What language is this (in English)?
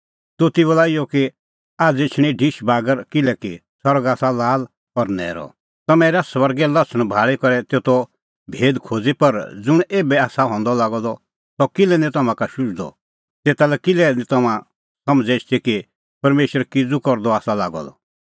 Kullu Pahari